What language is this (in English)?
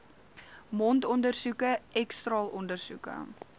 Afrikaans